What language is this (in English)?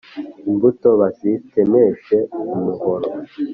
Kinyarwanda